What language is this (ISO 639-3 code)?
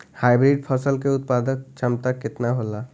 bho